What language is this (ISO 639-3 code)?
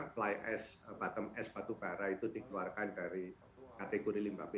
ind